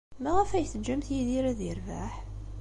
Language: Kabyle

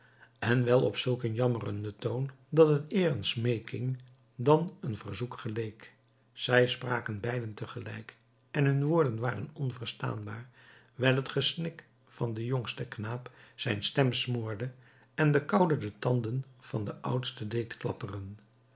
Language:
Dutch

